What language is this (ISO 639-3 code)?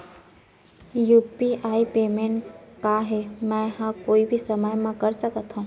hne